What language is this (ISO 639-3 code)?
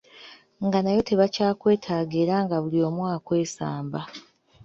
lug